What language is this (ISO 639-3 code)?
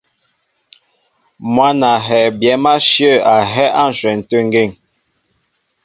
mbo